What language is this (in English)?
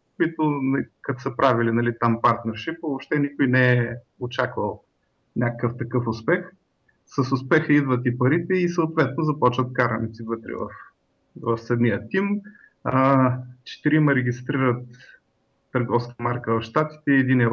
Bulgarian